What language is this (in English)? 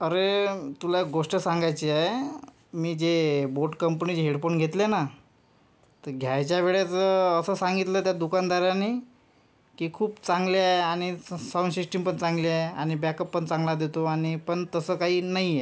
Marathi